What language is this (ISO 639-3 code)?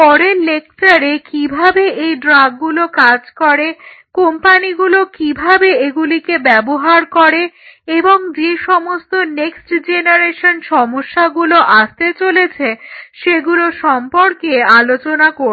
ben